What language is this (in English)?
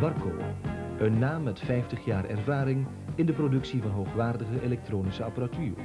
Dutch